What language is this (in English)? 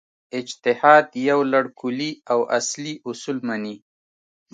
Pashto